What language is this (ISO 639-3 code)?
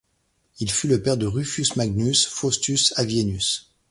fra